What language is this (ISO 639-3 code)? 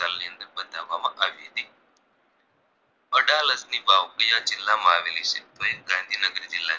guj